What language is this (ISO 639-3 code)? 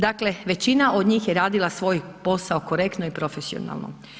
hrv